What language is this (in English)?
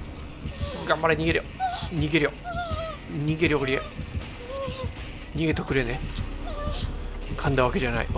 Japanese